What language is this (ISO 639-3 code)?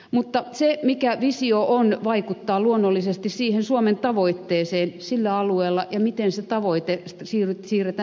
fin